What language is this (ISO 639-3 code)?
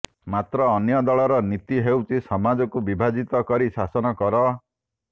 ori